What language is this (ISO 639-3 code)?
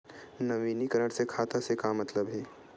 hne